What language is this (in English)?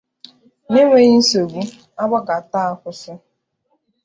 Igbo